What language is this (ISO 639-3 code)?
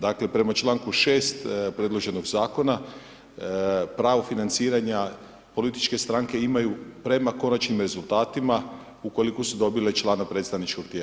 hrv